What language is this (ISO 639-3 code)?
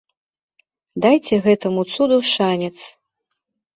bel